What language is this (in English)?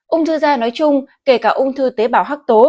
Vietnamese